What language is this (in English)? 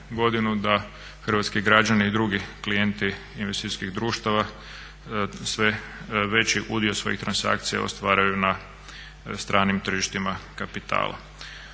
Croatian